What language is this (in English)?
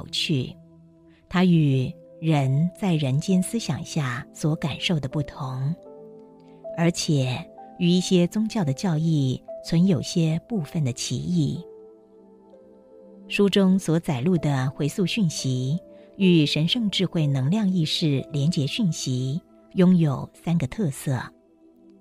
Chinese